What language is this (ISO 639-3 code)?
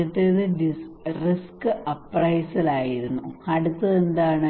mal